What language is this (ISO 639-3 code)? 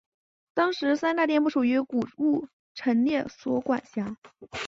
zho